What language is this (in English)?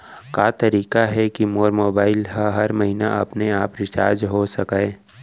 Chhattisgarhi